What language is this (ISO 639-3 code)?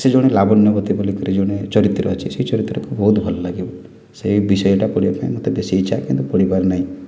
ori